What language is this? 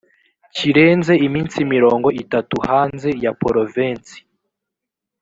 Kinyarwanda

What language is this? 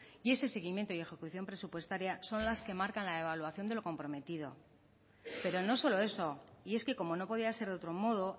Spanish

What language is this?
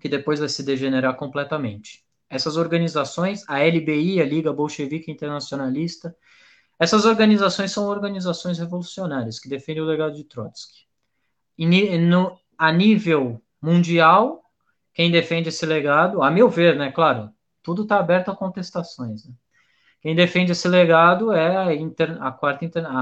Portuguese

